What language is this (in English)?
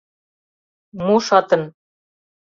Mari